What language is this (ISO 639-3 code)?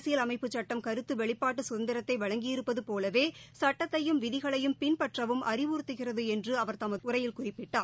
tam